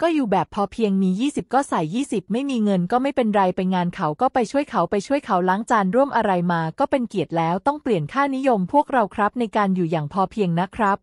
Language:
Thai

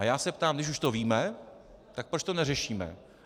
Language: Czech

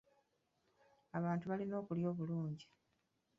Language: Ganda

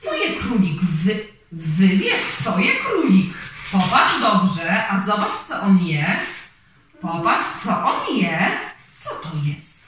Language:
Polish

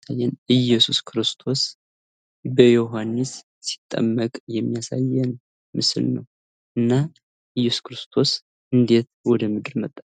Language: Amharic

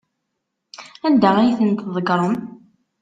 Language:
Kabyle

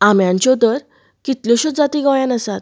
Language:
Konkani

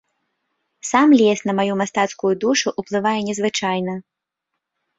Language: Belarusian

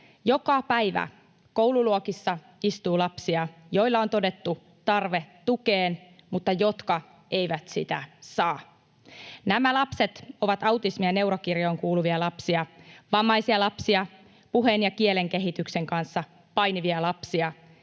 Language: Finnish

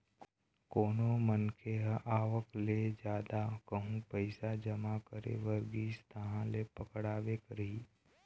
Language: Chhattisgarhi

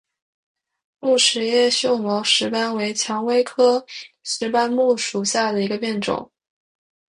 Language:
Chinese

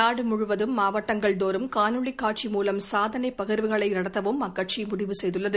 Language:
Tamil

